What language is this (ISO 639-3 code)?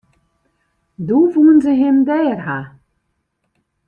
fry